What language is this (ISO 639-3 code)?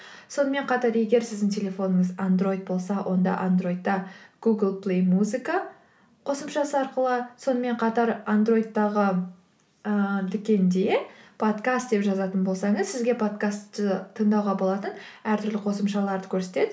kaz